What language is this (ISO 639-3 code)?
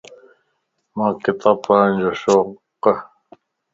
lss